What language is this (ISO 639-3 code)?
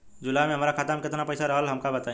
bho